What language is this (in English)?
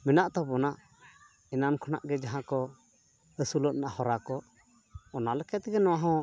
Santali